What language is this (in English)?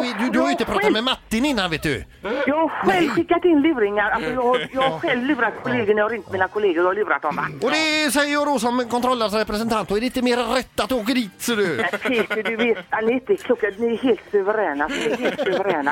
Swedish